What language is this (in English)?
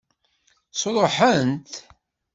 Kabyle